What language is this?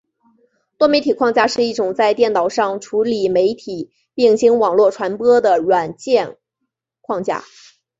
Chinese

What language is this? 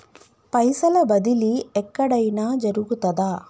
Telugu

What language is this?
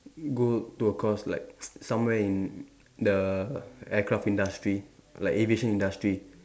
English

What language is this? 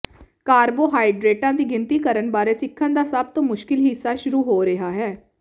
Punjabi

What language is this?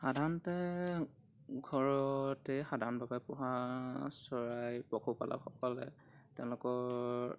Assamese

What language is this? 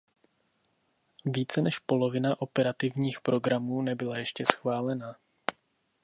Czech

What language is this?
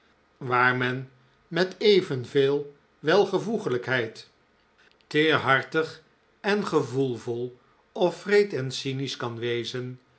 Dutch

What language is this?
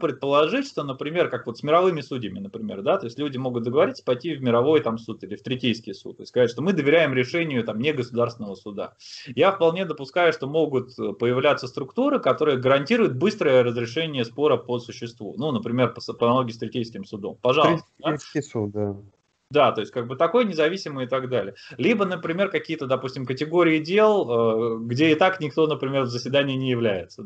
Russian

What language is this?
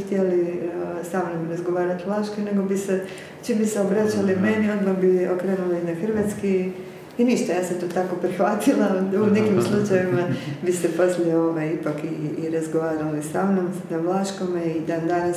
Croatian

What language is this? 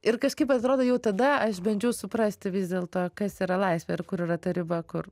Lithuanian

